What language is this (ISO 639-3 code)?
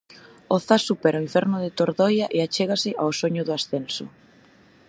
glg